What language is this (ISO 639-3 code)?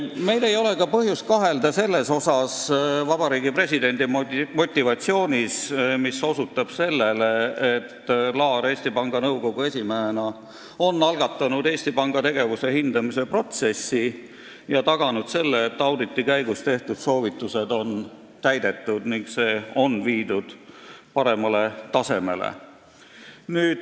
est